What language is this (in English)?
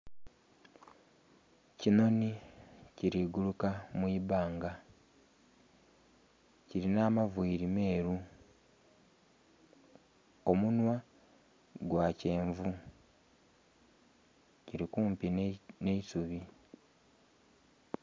Soga